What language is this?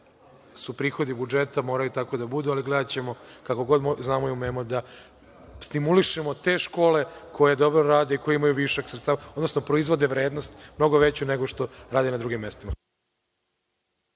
Serbian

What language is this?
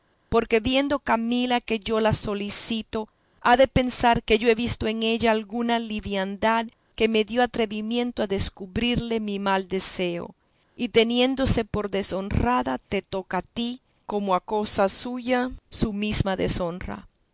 Spanish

